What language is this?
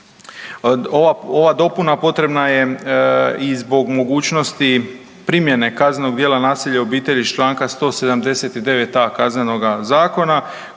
Croatian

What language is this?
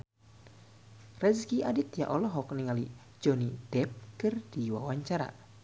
Sundanese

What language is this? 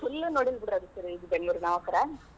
Kannada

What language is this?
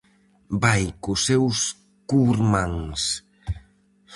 Galician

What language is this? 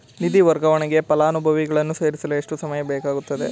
Kannada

